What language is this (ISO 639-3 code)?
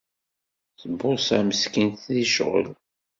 kab